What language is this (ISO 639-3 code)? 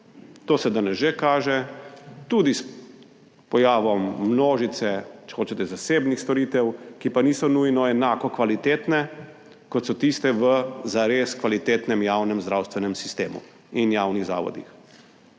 slv